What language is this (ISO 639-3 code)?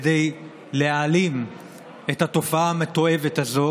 heb